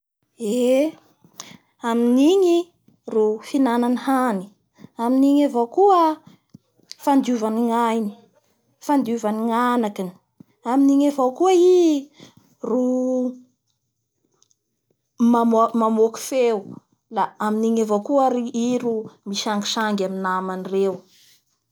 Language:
Bara Malagasy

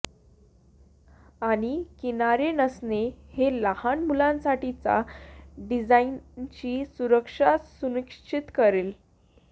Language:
Marathi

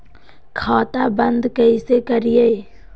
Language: Magahi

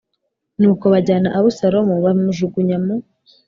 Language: Kinyarwanda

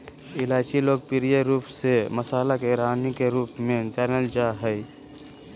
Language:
Magahi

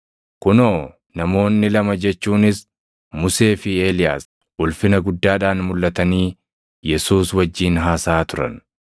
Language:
Oromo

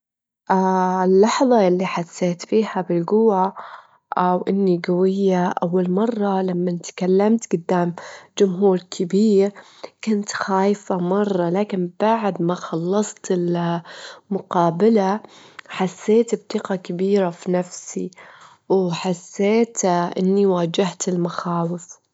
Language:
Gulf Arabic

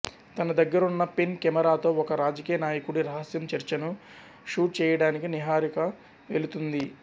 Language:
Telugu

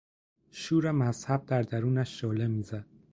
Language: Persian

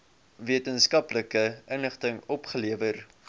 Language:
Afrikaans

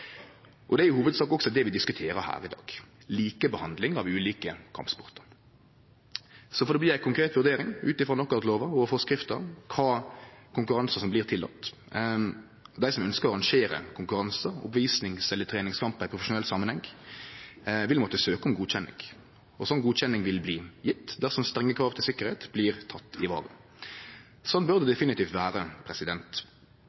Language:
Norwegian Nynorsk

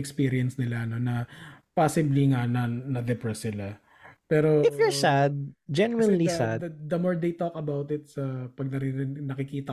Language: Filipino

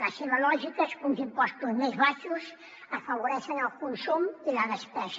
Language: Catalan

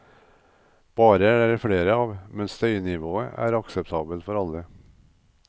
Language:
Norwegian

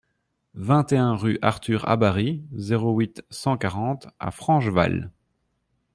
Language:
French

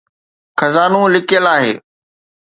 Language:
Sindhi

